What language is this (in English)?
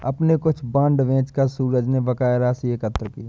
Hindi